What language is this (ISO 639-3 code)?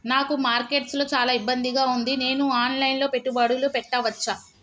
tel